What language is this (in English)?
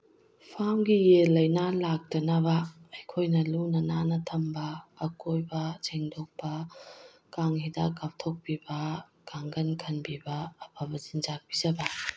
Manipuri